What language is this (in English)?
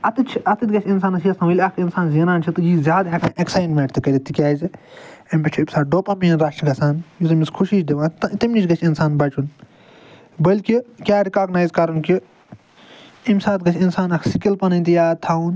Kashmiri